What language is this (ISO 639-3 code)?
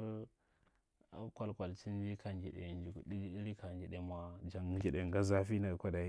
mrt